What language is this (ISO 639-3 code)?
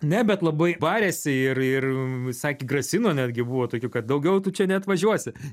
lit